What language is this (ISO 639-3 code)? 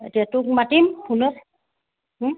asm